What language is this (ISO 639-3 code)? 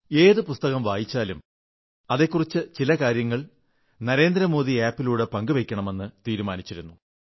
mal